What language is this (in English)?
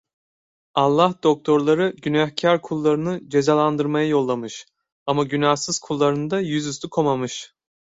Turkish